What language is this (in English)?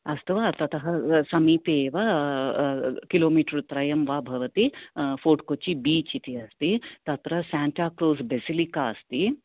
Sanskrit